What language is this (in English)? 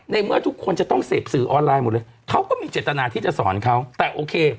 Thai